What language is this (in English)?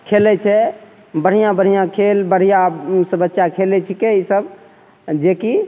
Maithili